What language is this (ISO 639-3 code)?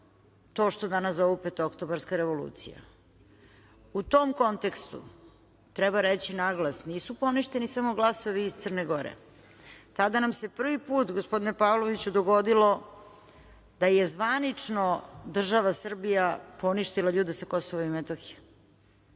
srp